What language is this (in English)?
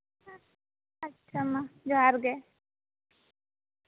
Santali